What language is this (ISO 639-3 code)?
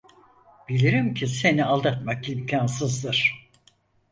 tur